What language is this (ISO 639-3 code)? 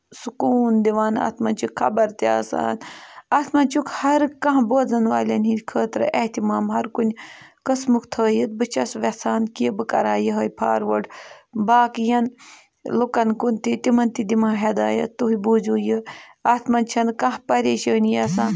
kas